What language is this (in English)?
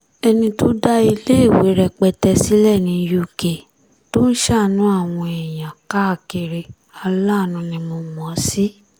Yoruba